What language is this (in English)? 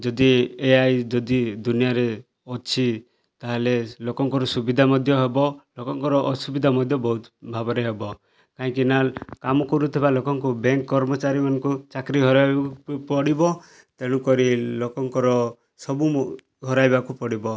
Odia